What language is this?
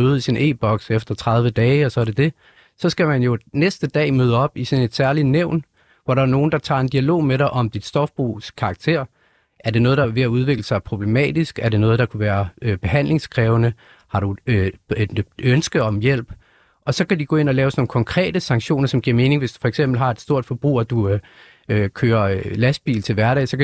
Danish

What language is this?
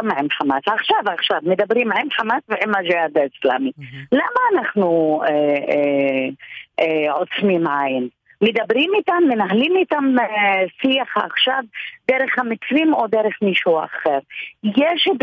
Hebrew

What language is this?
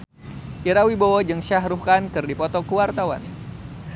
Sundanese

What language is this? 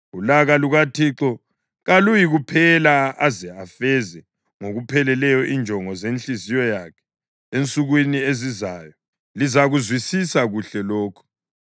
North Ndebele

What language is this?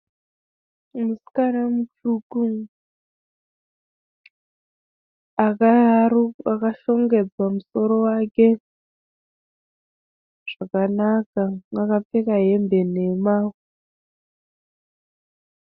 Shona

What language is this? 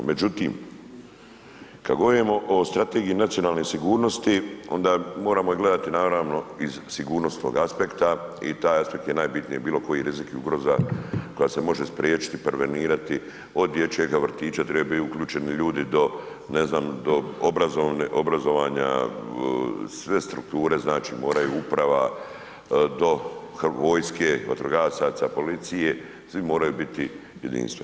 Croatian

